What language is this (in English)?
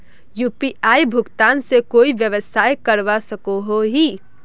Magahi